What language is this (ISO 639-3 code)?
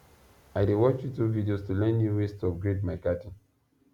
pcm